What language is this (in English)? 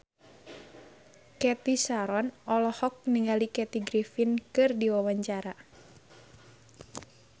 Sundanese